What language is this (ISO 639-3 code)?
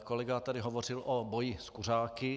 ces